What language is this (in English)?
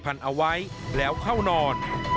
Thai